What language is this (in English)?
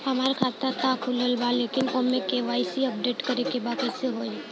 Bhojpuri